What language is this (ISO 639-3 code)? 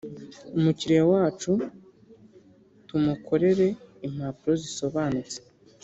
kin